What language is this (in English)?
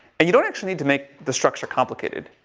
English